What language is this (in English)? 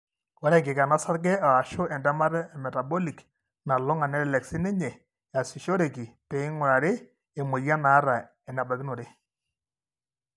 Masai